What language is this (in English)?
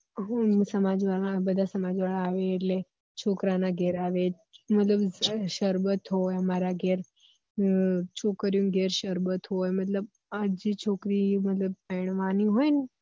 Gujarati